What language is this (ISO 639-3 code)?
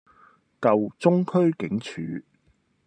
yue